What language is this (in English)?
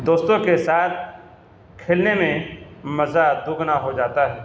Urdu